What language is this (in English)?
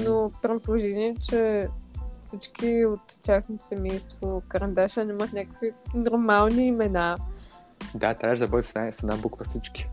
Bulgarian